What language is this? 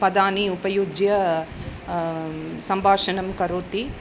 Sanskrit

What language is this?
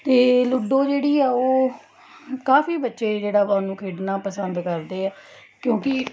Punjabi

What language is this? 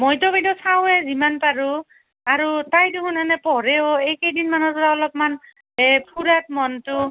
Assamese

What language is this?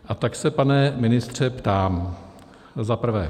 Czech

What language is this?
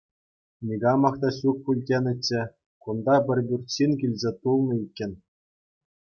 Chuvash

